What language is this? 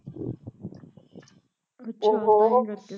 Punjabi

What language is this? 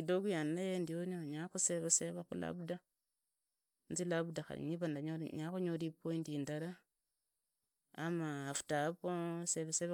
Idakho-Isukha-Tiriki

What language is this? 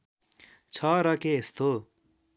Nepali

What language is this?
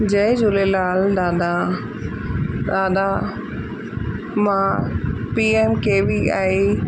Sindhi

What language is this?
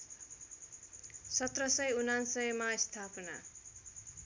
Nepali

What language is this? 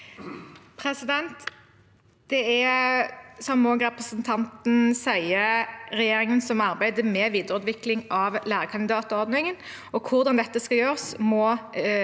Norwegian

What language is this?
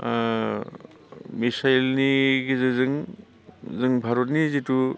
Bodo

